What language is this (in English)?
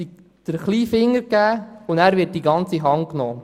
Swiss German